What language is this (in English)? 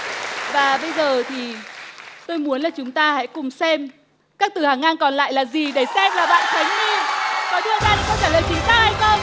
Vietnamese